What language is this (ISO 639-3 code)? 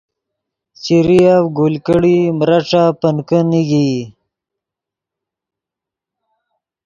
ydg